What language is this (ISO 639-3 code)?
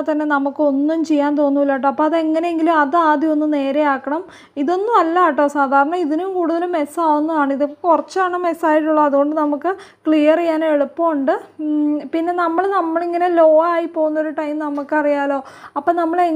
mal